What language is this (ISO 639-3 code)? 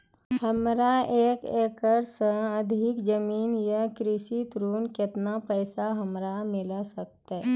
mai